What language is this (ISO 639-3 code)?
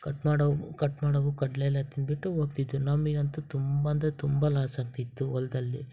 kan